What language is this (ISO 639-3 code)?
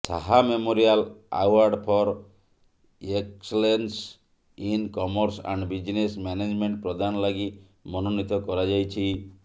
ori